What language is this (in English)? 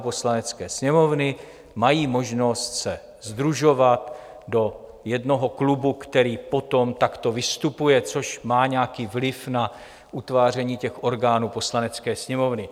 Czech